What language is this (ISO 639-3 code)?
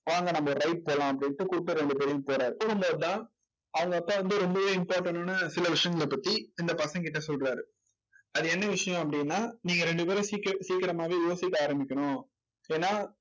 tam